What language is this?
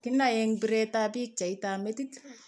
Kalenjin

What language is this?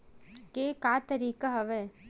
Chhattisgarhi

